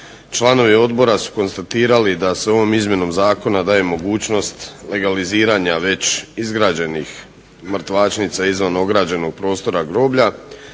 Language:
Croatian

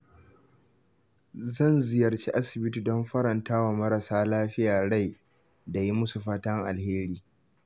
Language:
Hausa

